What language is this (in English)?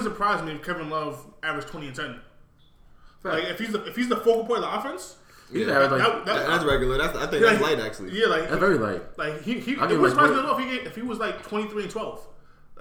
English